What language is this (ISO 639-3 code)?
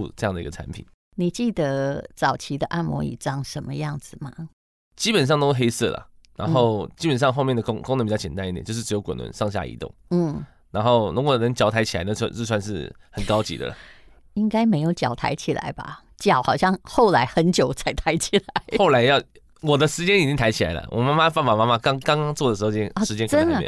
zho